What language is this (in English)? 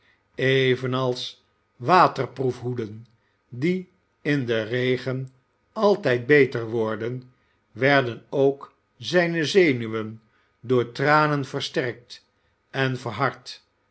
Dutch